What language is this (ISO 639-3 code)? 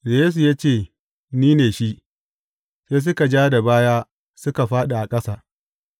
hau